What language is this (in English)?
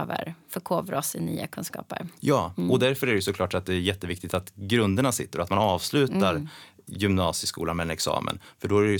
Swedish